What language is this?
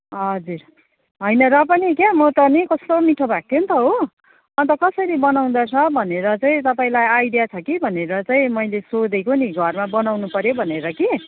Nepali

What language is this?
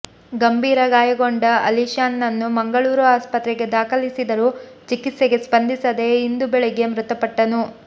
Kannada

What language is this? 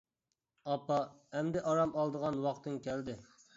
Uyghur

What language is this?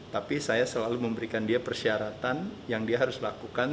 Indonesian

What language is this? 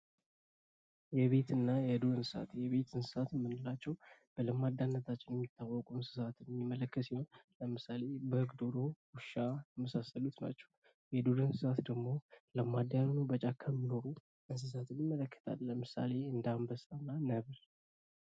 Amharic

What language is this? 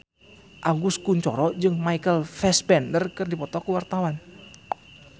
Sundanese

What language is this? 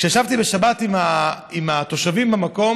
Hebrew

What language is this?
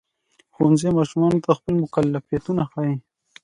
Pashto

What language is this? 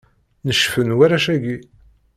Kabyle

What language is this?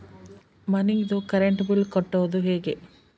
Kannada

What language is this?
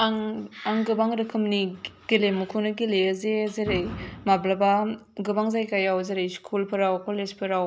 Bodo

